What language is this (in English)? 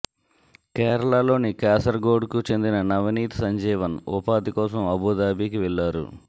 Telugu